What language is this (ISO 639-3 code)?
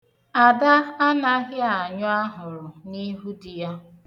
ibo